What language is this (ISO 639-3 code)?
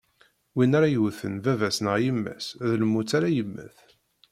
kab